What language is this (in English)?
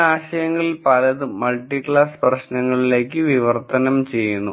Malayalam